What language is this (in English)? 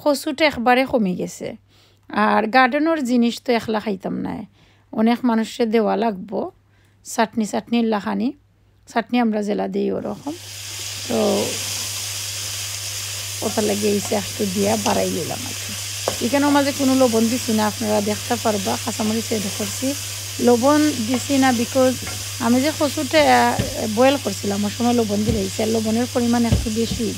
Arabic